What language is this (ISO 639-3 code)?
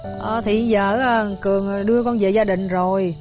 vie